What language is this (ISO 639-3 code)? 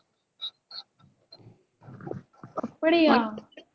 tam